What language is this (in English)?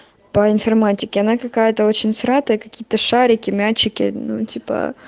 Russian